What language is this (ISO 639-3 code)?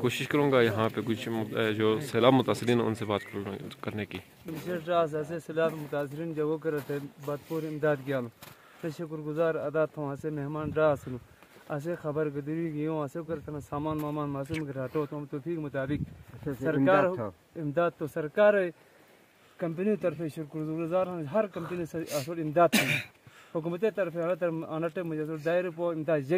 ron